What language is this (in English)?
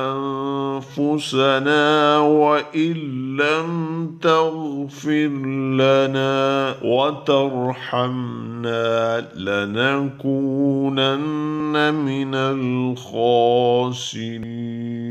Arabic